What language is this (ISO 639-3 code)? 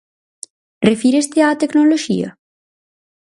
glg